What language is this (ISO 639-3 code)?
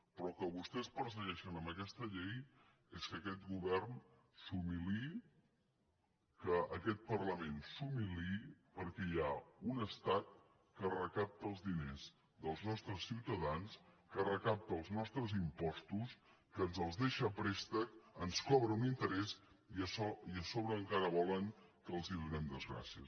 cat